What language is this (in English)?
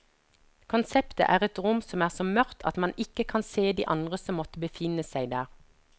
Norwegian